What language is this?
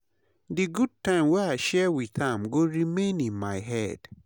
Nigerian Pidgin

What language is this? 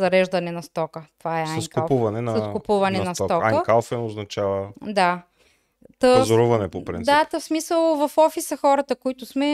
Bulgarian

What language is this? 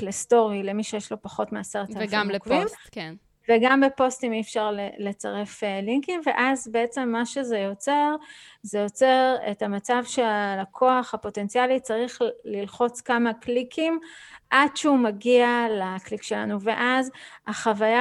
Hebrew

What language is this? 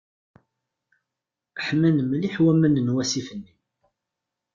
Kabyle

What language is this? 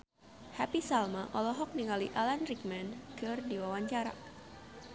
Sundanese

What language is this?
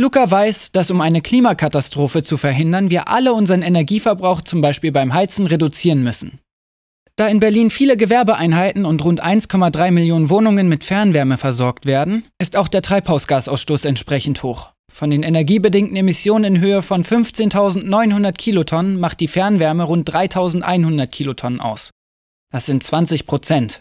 German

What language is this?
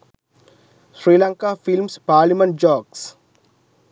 Sinhala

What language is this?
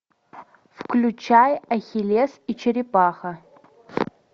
Russian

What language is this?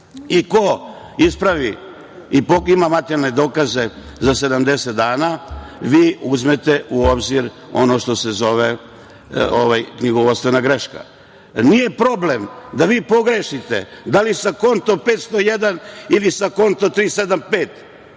Serbian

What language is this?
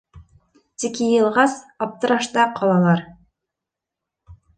Bashkir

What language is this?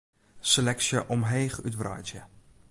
Western Frisian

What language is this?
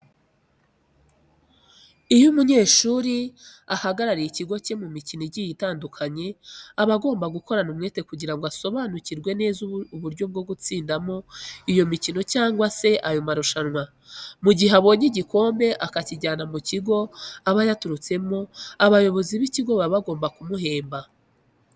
Kinyarwanda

